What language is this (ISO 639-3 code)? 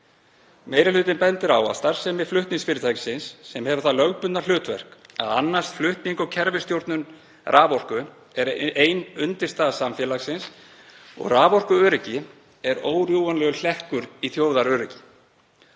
isl